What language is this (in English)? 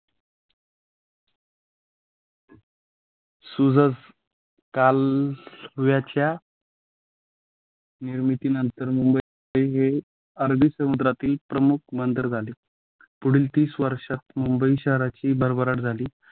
Marathi